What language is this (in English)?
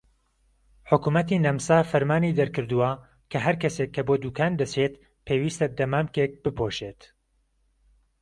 Central Kurdish